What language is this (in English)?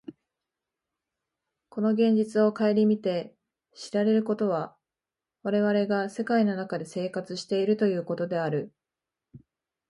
Japanese